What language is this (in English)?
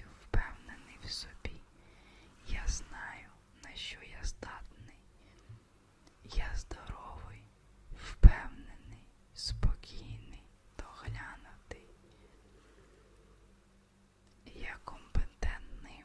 Ukrainian